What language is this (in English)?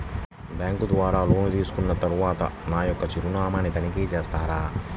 Telugu